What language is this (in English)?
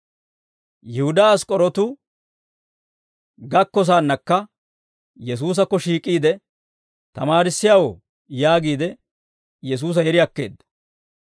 Dawro